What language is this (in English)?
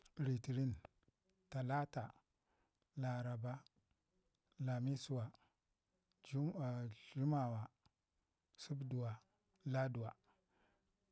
Ngizim